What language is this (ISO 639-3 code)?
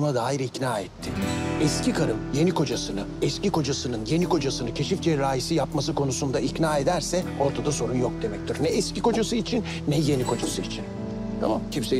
tur